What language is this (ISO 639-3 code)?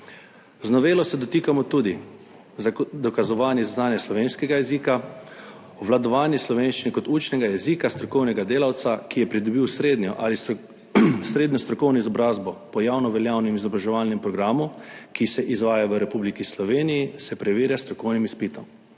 slv